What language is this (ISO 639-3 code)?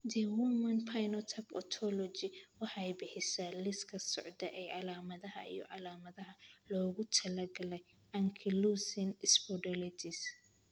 som